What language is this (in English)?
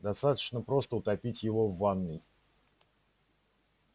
Russian